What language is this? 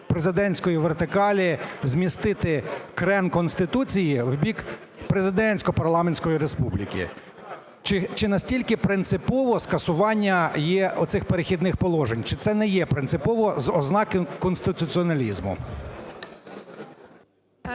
Ukrainian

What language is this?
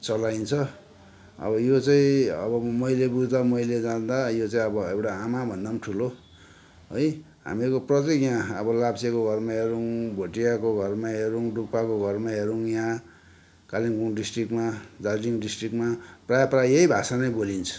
Nepali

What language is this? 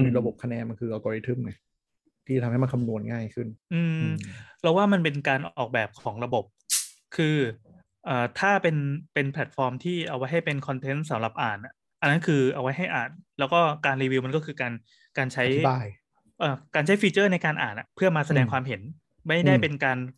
Thai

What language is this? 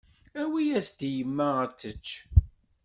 Kabyle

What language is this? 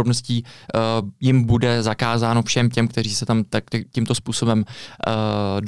Czech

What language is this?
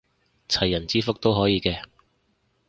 Cantonese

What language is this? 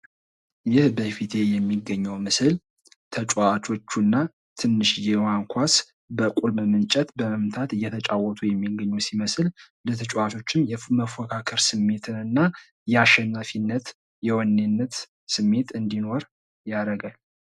Amharic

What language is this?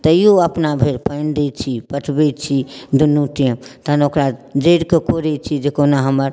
Maithili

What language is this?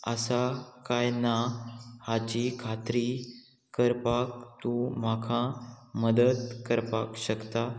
Konkani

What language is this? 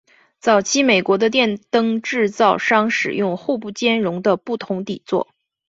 Chinese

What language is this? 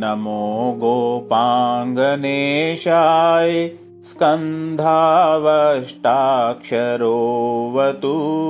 Hindi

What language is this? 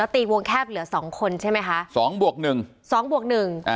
Thai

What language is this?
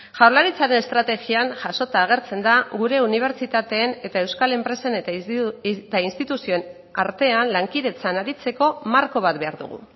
Basque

